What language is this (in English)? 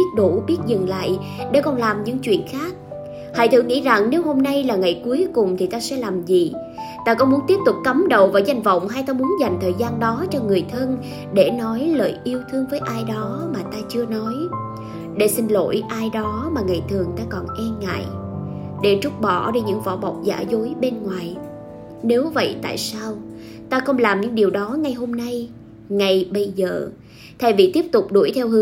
Vietnamese